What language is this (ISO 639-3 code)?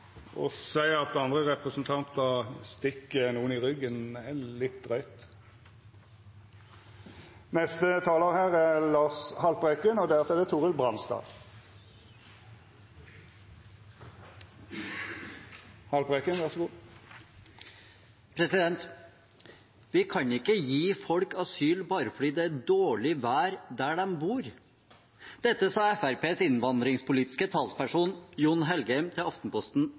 nor